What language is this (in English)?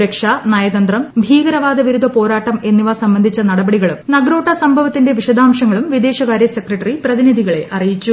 Malayalam